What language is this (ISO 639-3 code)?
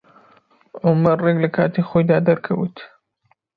ckb